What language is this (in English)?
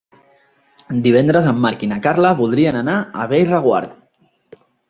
Catalan